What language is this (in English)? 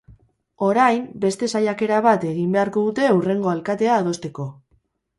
Basque